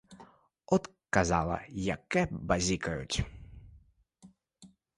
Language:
Ukrainian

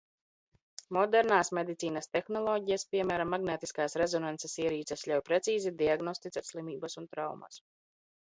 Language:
Latvian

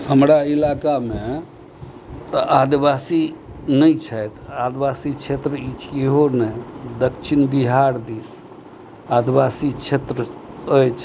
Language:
Maithili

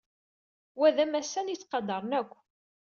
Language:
Kabyle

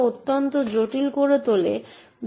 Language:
Bangla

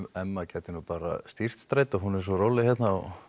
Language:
Icelandic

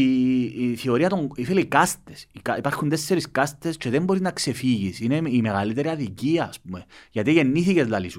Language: Greek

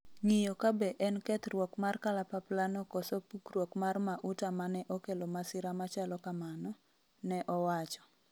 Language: Luo (Kenya and Tanzania)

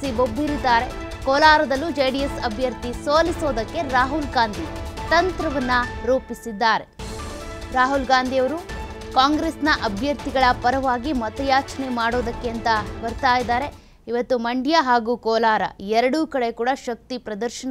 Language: Kannada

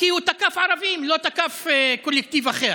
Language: Hebrew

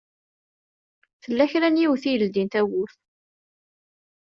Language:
Kabyle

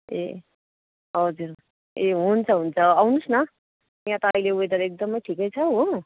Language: Nepali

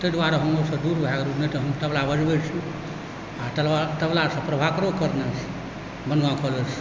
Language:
Maithili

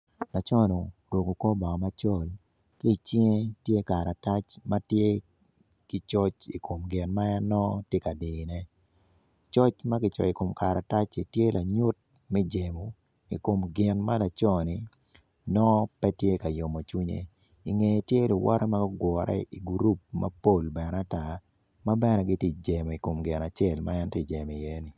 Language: Acoli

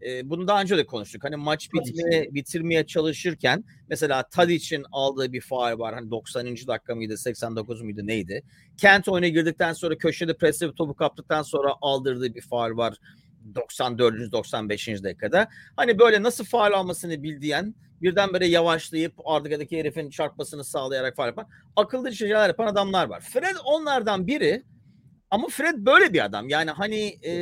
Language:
Turkish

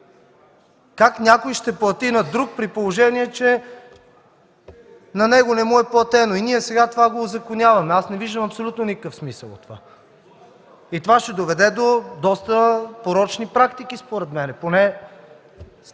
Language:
Bulgarian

